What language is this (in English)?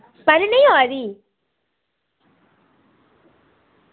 Dogri